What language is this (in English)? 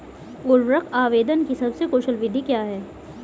Hindi